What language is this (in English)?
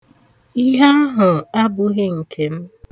Igbo